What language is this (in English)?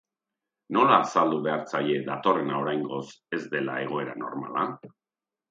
Basque